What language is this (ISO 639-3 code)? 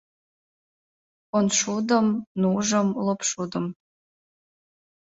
chm